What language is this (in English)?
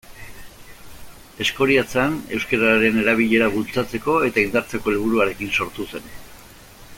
Basque